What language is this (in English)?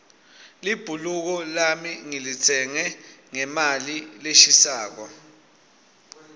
Swati